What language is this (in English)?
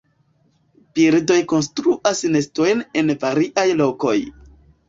Esperanto